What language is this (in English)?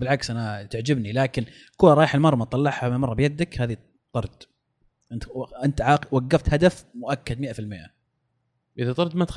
Arabic